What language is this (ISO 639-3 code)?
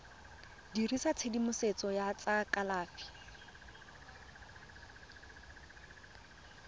tsn